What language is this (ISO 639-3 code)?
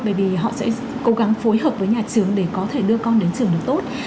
vie